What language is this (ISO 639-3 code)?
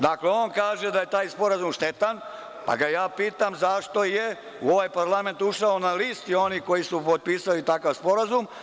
srp